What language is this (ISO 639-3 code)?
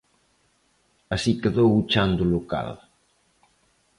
glg